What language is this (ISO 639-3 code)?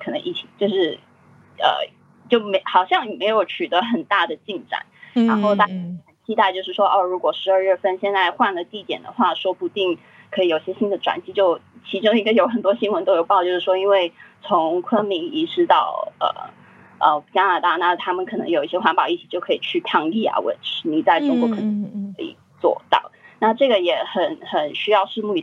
zho